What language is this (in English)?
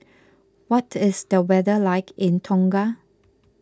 English